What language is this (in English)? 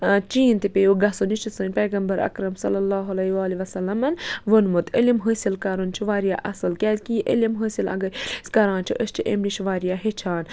Kashmiri